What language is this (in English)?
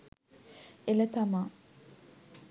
Sinhala